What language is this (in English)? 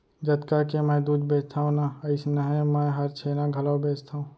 Chhattisgarhi